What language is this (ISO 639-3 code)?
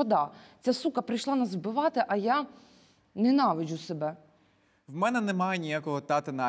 ukr